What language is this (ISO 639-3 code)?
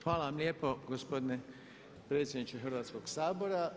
hrv